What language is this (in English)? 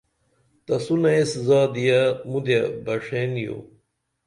Dameli